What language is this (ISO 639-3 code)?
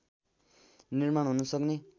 nep